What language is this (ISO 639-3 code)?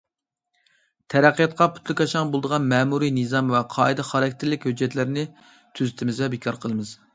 uig